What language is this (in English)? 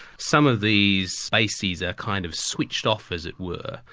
English